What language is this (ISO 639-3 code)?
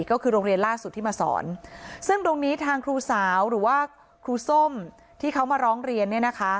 tha